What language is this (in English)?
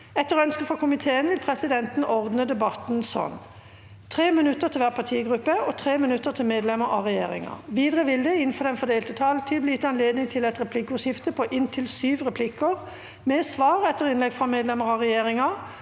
Norwegian